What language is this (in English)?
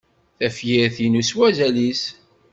Kabyle